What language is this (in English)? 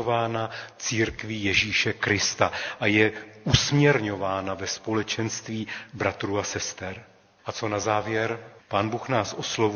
Czech